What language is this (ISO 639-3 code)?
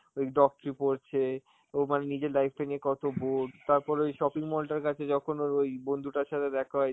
ben